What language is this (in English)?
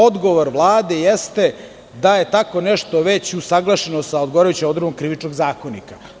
Serbian